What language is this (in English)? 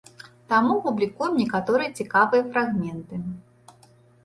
Belarusian